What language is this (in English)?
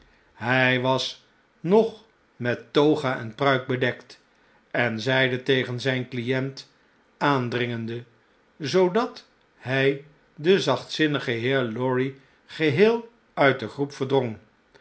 Dutch